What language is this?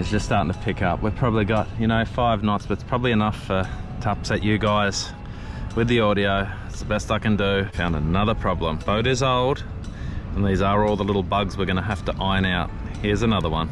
English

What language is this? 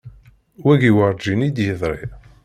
Kabyle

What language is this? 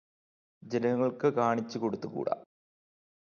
Malayalam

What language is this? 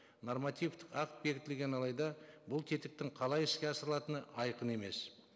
Kazakh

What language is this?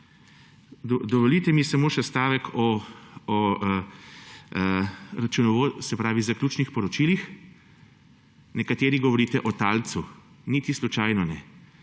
Slovenian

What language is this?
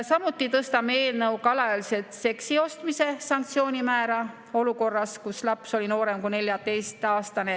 Estonian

